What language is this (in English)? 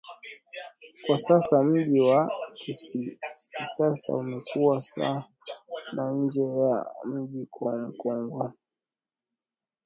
Swahili